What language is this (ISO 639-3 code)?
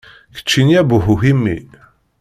kab